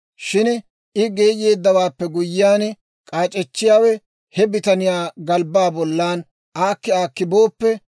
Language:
Dawro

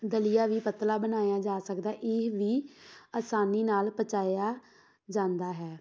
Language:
Punjabi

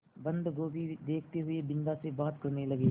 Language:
Hindi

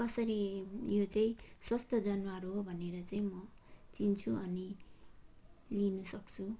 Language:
Nepali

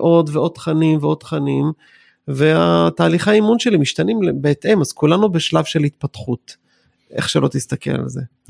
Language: Hebrew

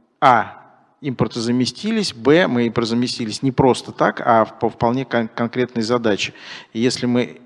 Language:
Russian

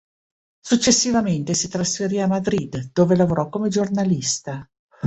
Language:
Italian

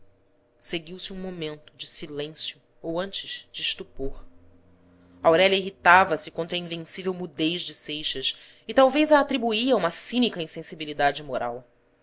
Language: Portuguese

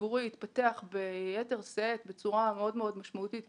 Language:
Hebrew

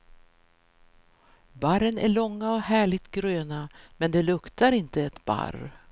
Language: Swedish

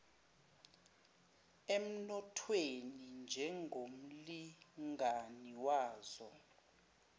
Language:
Zulu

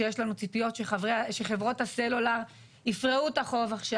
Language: Hebrew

